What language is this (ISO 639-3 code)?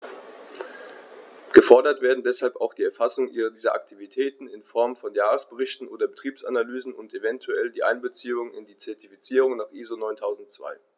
deu